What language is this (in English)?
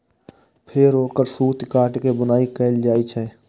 Maithili